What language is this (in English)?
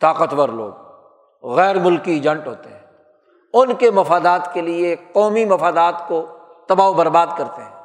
Urdu